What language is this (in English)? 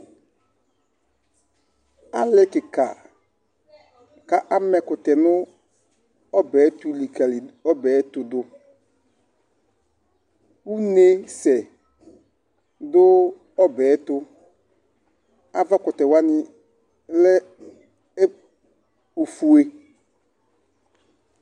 Ikposo